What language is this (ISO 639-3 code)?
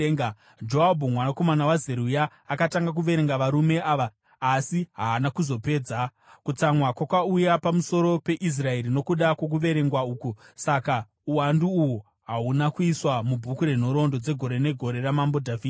sna